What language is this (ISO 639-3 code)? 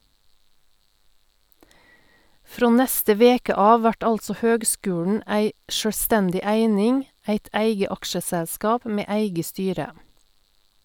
nor